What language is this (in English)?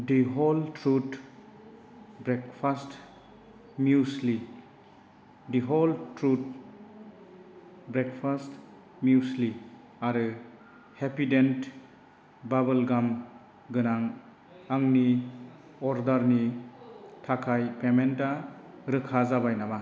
Bodo